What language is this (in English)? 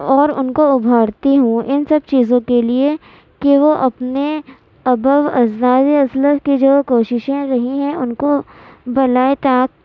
Urdu